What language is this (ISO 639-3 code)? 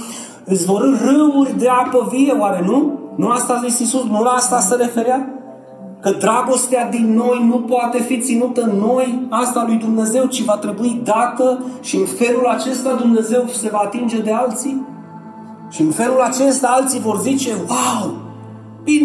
ron